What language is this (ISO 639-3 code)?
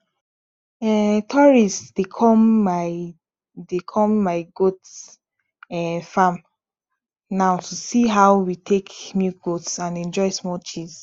pcm